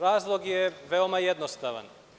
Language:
Serbian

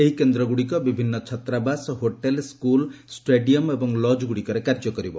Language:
Odia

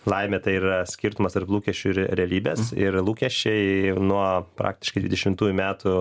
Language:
Lithuanian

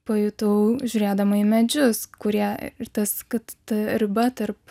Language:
Lithuanian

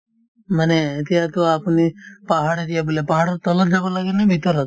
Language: Assamese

